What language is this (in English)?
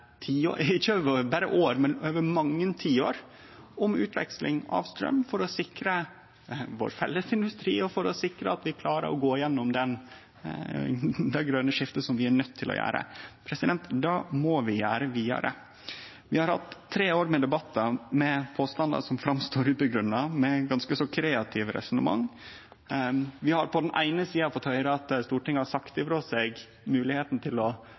Norwegian Nynorsk